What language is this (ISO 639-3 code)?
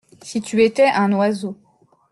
fra